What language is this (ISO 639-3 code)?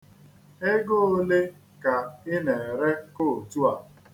ibo